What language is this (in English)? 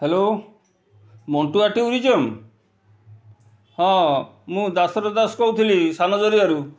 Odia